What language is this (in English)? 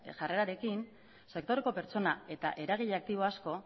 Basque